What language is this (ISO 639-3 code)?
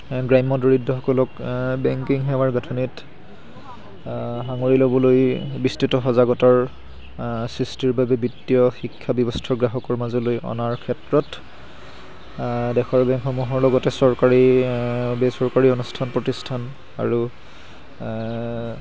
asm